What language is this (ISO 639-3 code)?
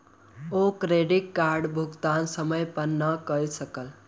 mai